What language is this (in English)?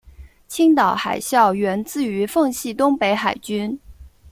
Chinese